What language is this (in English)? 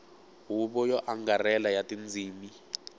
Tsonga